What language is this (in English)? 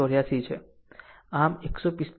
Gujarati